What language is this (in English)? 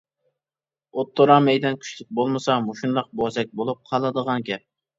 Uyghur